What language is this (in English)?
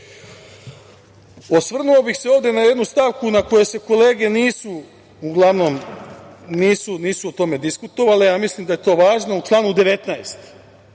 Serbian